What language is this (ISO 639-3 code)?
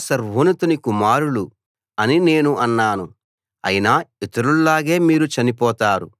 tel